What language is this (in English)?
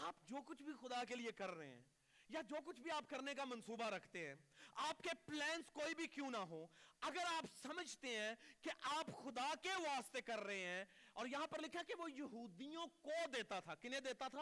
Urdu